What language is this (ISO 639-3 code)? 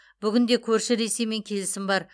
kaz